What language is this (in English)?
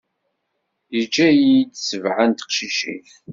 Kabyle